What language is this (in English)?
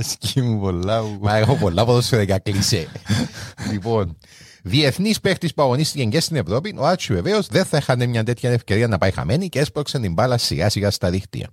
Greek